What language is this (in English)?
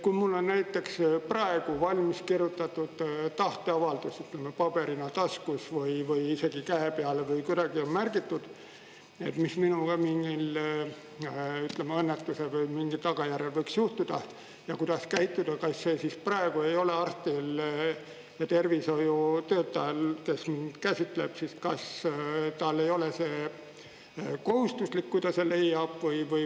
Estonian